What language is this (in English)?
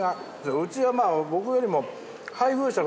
Japanese